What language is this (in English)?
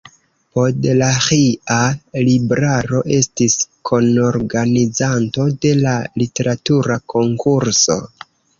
Esperanto